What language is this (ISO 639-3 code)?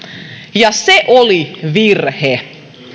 fin